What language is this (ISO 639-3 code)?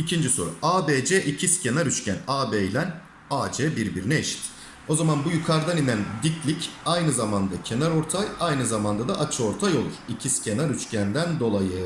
tur